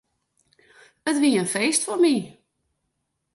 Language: Western Frisian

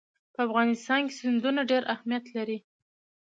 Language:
Pashto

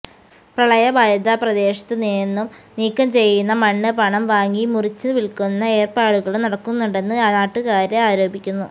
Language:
Malayalam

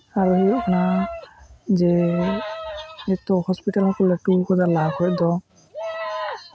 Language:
Santali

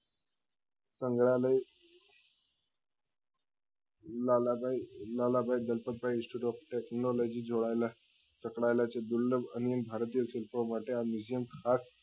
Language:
Gujarati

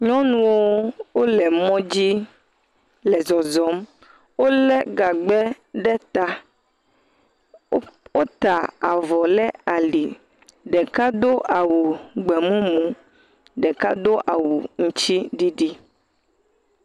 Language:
Ewe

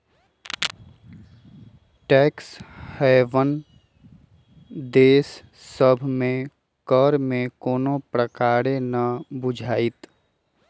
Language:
Magahi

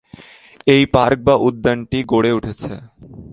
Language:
Bangla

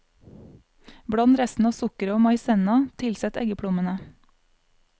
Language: Norwegian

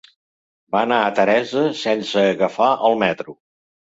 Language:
Catalan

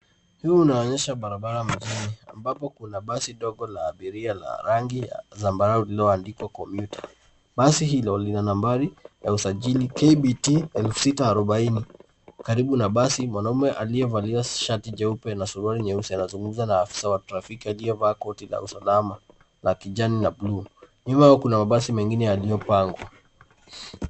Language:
Swahili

